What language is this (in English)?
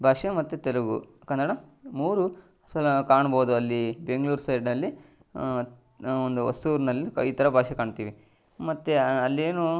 Kannada